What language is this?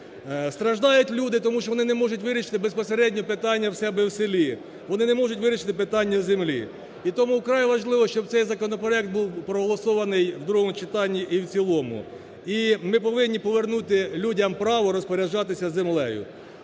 Ukrainian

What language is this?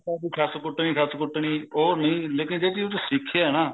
Punjabi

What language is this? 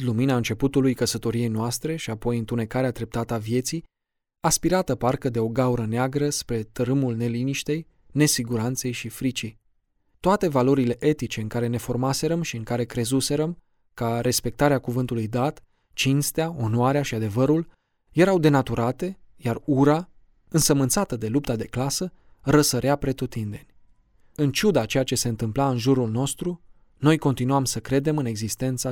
Romanian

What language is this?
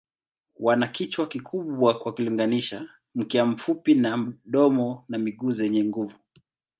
Swahili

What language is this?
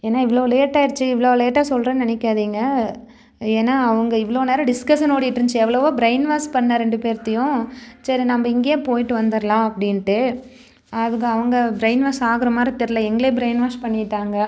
Tamil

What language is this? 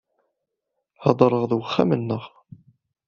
Kabyle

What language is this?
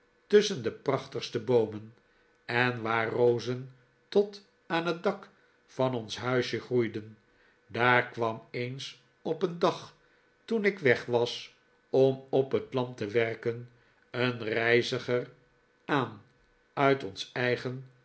Dutch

